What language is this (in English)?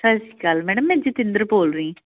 Punjabi